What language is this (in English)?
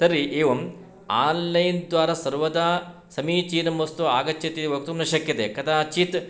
Sanskrit